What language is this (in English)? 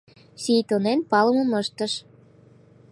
Mari